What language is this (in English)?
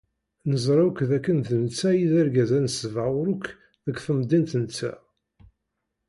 Kabyle